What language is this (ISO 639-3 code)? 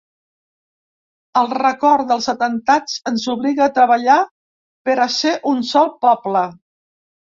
cat